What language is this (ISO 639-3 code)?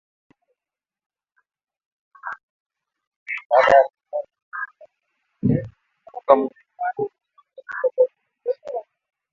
kln